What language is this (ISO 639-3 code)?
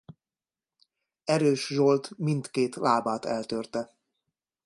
hun